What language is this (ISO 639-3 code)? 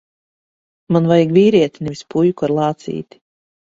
lav